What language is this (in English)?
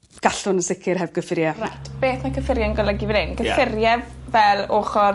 Welsh